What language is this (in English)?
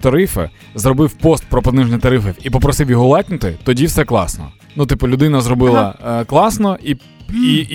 Ukrainian